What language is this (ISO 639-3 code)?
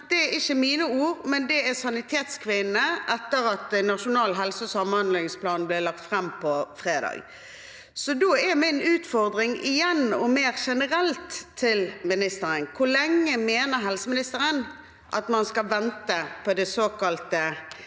nor